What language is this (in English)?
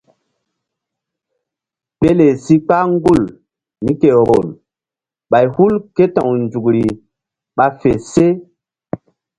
Mbum